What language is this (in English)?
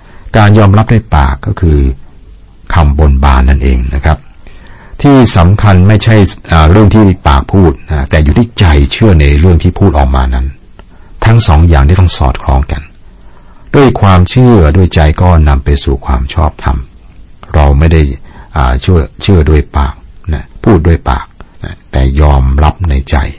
Thai